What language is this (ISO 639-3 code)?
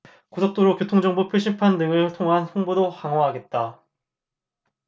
kor